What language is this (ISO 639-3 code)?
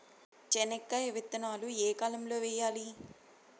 tel